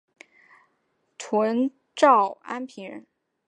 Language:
Chinese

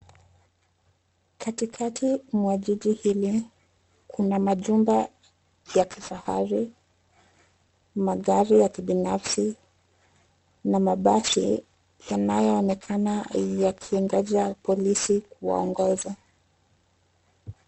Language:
Swahili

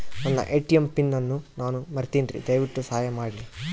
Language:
Kannada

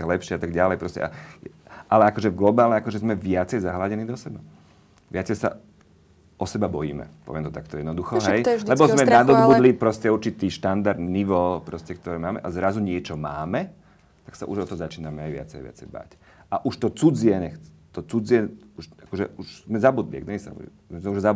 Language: Slovak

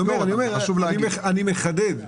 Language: Hebrew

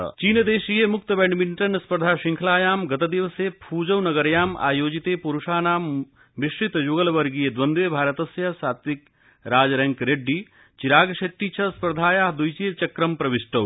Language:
Sanskrit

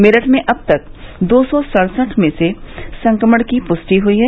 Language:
Hindi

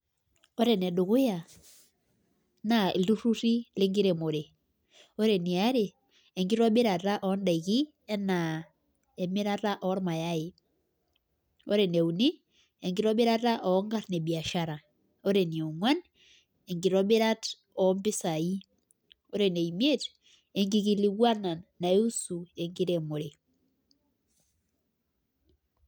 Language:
Masai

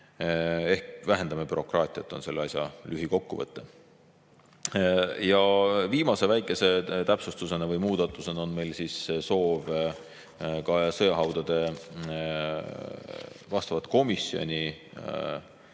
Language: Estonian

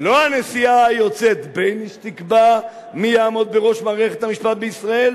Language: Hebrew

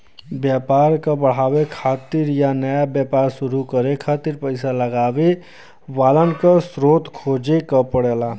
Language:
Bhojpuri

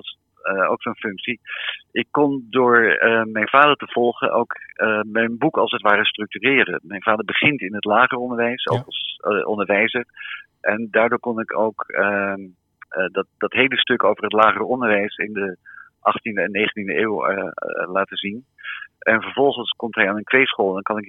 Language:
Dutch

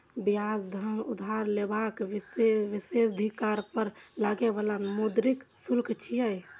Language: Maithili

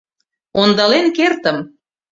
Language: Mari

